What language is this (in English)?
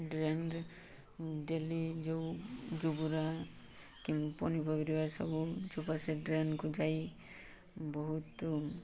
Odia